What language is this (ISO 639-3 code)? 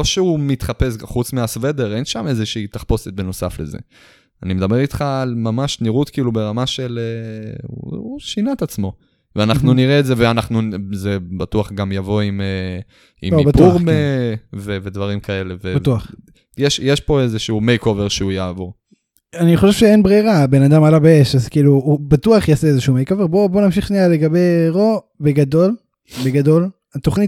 heb